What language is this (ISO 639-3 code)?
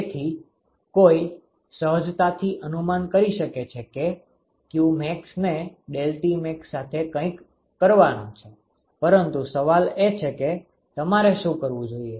guj